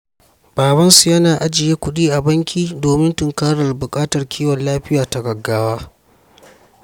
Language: Hausa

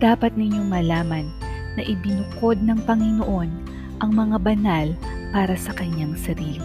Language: Filipino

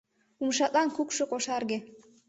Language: Mari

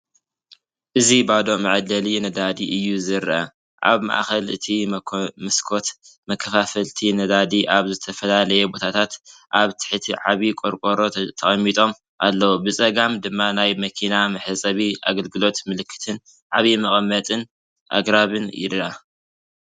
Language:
Tigrinya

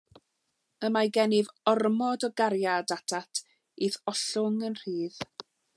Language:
Welsh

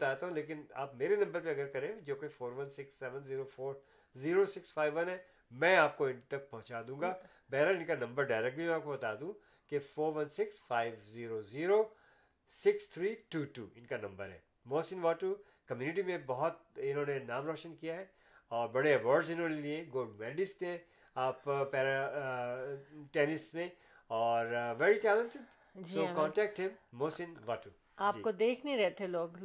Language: Urdu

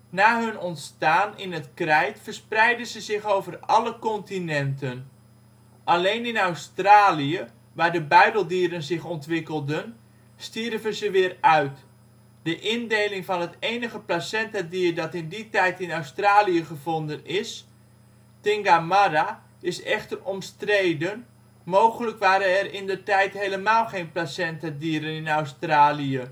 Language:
Dutch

